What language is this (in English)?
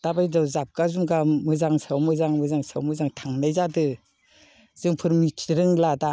Bodo